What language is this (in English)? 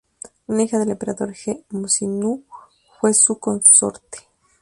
Spanish